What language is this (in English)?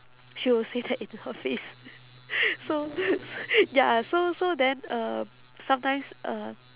English